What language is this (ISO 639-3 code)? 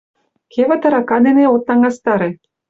chm